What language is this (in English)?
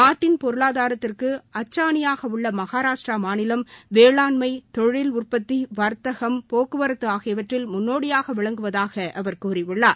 Tamil